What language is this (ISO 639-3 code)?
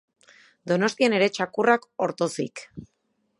eus